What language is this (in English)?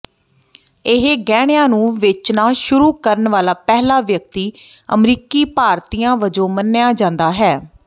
Punjabi